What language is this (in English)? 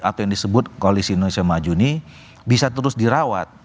Indonesian